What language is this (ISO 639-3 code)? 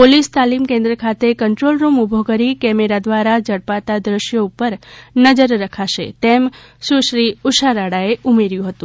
guj